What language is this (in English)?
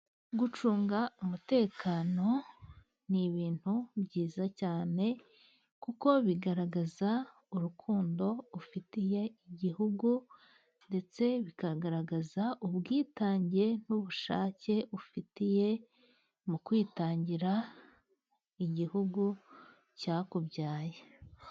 Kinyarwanda